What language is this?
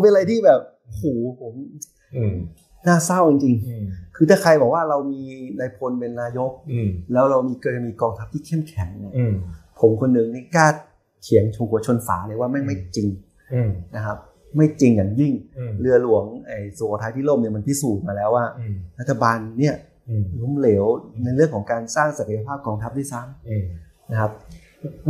Thai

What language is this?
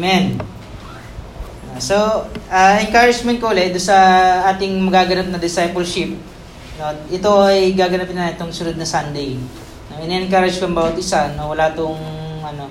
Filipino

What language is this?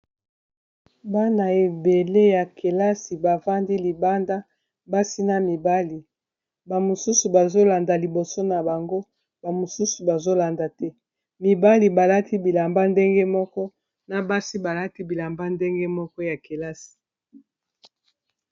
Lingala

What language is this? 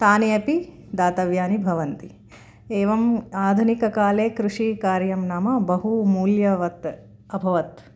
Sanskrit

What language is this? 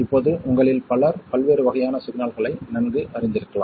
Tamil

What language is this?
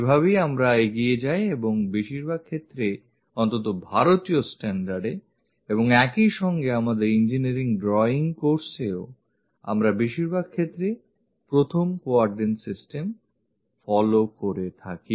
Bangla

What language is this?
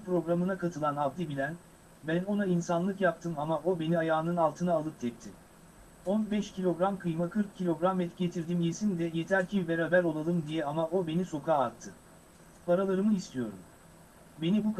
Turkish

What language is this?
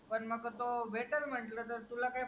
Marathi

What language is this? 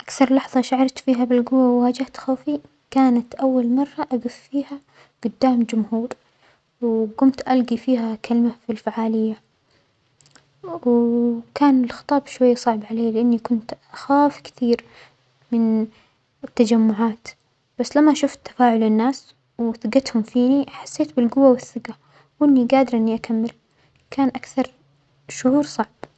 Omani Arabic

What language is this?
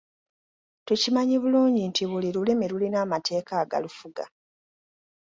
Ganda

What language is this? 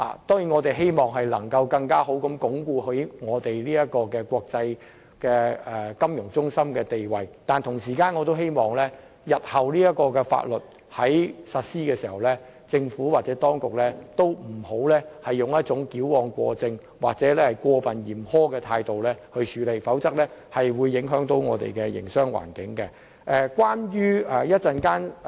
Cantonese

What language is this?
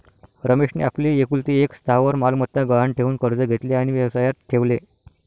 Marathi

